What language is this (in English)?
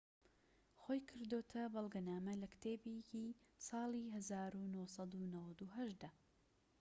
Central Kurdish